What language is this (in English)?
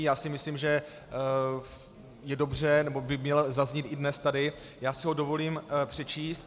Czech